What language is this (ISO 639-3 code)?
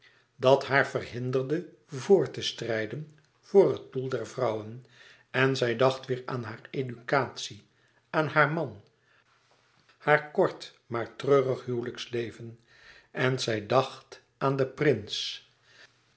nld